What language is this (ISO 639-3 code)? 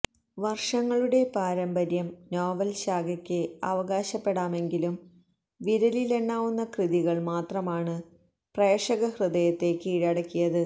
mal